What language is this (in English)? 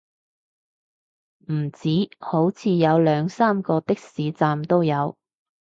Cantonese